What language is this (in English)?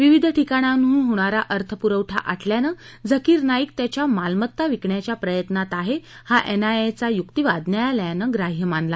Marathi